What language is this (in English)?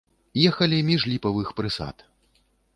Belarusian